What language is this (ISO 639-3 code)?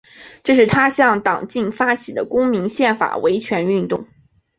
zho